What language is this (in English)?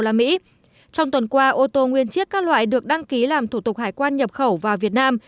Vietnamese